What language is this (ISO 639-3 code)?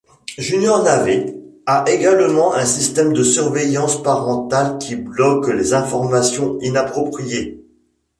fra